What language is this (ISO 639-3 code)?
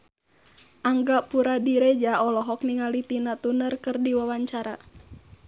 sun